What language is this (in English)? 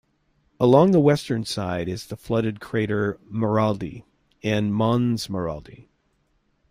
English